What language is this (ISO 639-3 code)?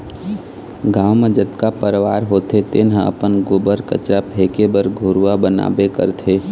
hne